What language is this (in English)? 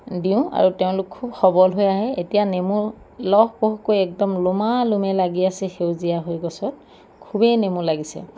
Assamese